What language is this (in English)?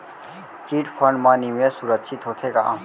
Chhattisgarhi